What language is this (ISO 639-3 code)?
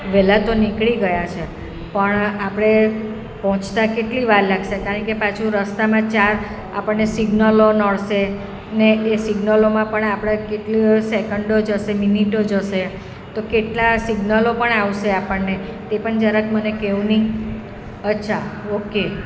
guj